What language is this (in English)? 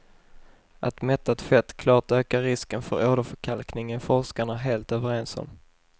Swedish